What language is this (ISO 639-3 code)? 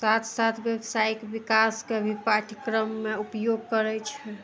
mai